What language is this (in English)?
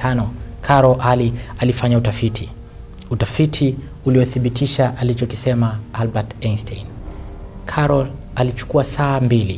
Swahili